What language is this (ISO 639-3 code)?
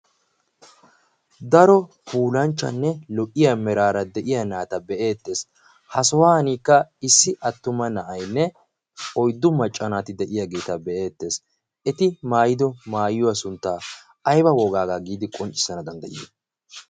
wal